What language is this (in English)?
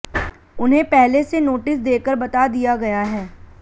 Hindi